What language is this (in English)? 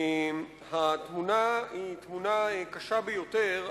Hebrew